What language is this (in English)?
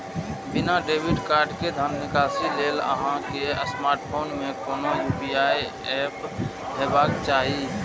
Maithili